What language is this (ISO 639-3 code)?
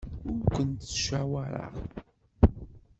kab